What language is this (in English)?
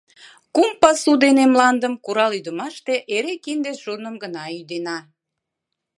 Mari